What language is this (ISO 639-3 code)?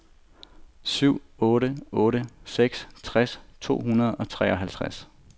dan